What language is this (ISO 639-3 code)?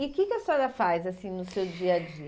por